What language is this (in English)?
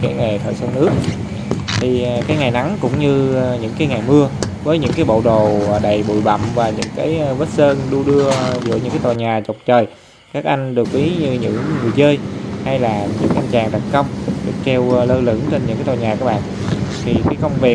Vietnamese